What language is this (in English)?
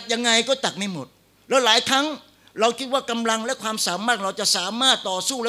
Thai